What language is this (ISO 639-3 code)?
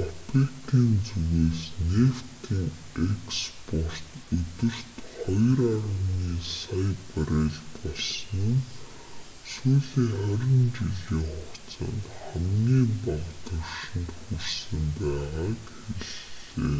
mon